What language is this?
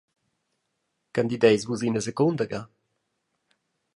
Romansh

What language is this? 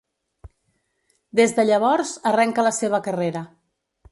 Catalan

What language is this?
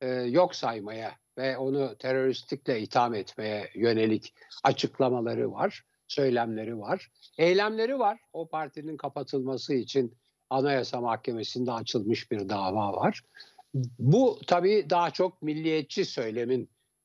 Turkish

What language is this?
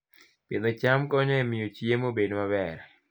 Luo (Kenya and Tanzania)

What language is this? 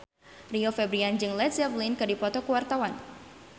Sundanese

